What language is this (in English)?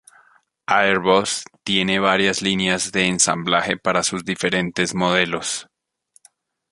Spanish